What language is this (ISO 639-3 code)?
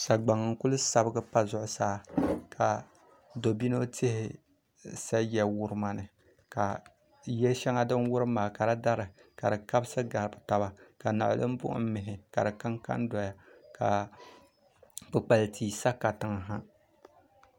dag